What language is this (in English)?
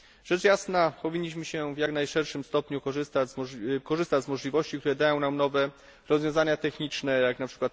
Polish